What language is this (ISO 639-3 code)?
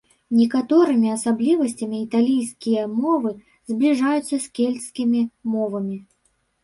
bel